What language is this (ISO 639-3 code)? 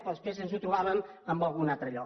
cat